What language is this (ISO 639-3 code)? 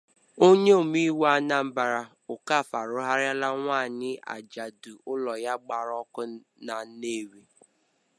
ibo